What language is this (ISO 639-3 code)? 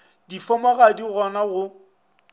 nso